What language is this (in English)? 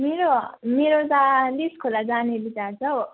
Nepali